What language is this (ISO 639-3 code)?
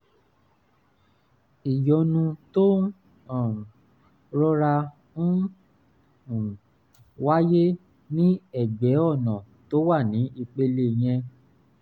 yor